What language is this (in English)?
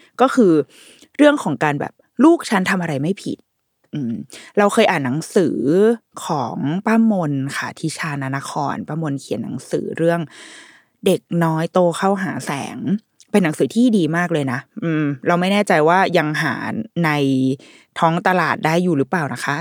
Thai